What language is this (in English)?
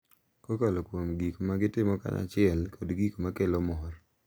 Luo (Kenya and Tanzania)